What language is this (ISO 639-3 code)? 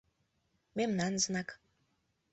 chm